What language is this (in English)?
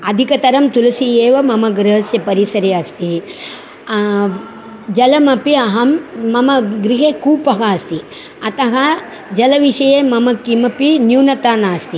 Sanskrit